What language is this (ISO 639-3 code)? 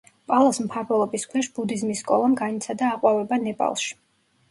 kat